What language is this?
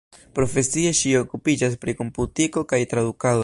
Esperanto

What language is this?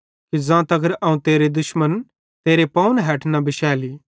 Bhadrawahi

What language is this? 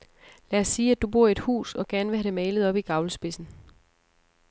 Danish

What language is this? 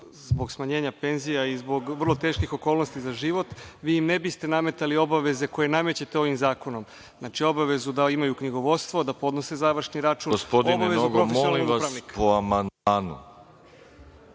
Serbian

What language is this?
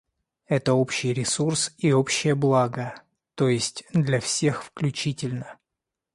Russian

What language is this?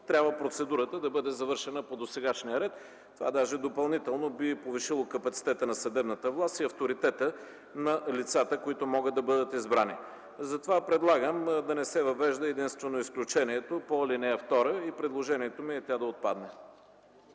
Bulgarian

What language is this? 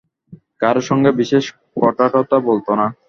Bangla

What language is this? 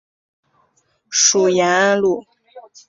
Chinese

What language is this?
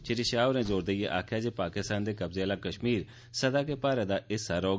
Dogri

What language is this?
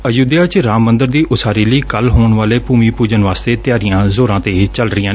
Punjabi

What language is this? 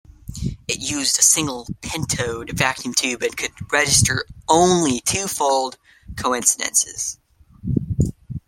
English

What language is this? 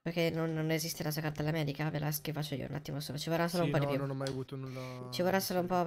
Italian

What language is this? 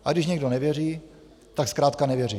Czech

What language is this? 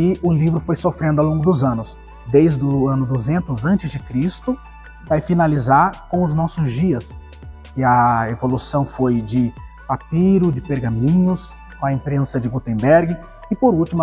Portuguese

